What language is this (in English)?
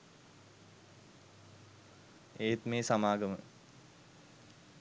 Sinhala